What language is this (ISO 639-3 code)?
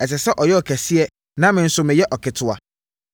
aka